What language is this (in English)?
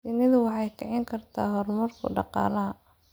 Somali